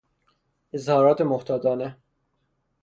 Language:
Persian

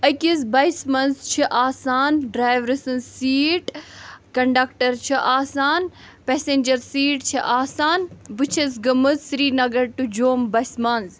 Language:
Kashmiri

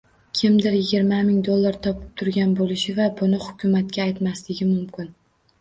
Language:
Uzbek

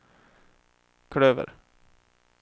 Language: Swedish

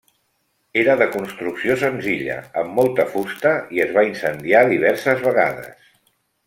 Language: Catalan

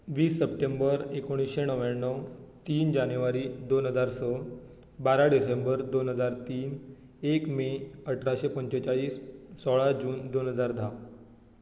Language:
Konkani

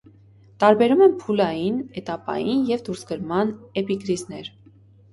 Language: Armenian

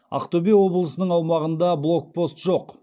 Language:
Kazakh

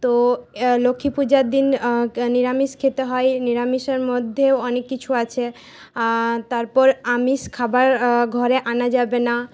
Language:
Bangla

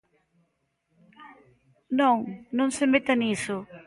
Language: Galician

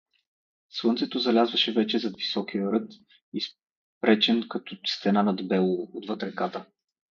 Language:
Bulgarian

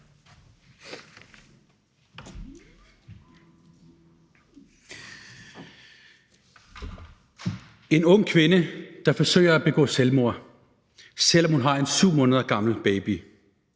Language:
Danish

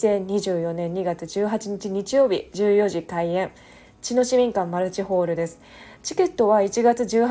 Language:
Japanese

